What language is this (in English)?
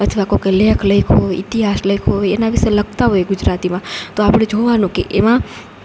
Gujarati